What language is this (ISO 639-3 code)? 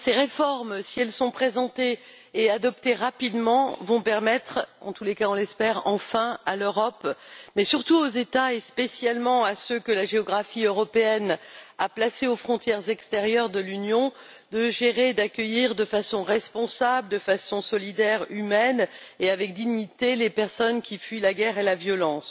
fra